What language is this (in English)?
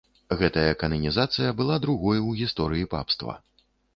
Belarusian